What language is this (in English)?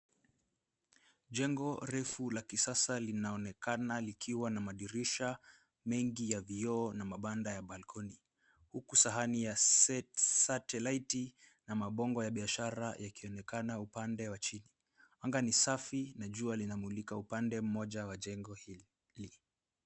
Swahili